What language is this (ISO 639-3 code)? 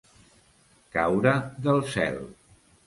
cat